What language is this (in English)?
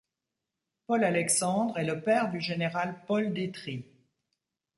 French